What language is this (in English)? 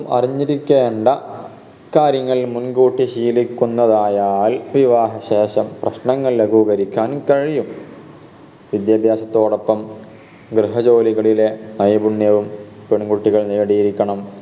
Malayalam